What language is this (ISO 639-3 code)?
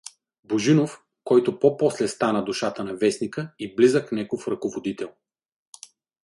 bul